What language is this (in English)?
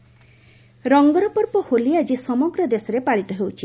Odia